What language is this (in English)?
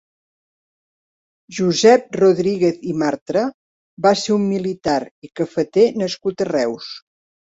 Catalan